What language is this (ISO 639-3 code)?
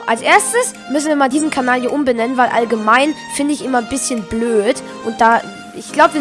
deu